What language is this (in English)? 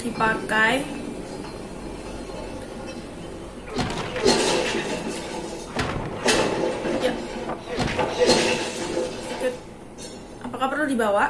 Indonesian